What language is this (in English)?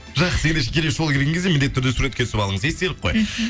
Kazakh